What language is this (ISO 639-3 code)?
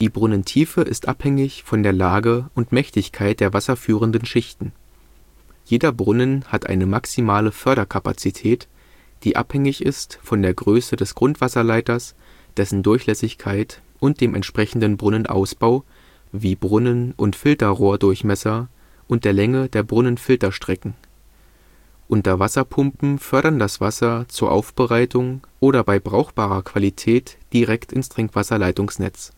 deu